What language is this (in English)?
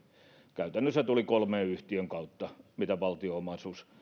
Finnish